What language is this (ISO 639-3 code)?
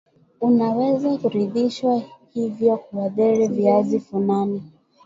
swa